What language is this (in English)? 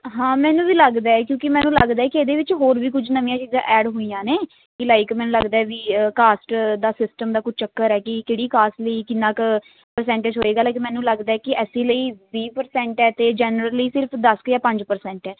Punjabi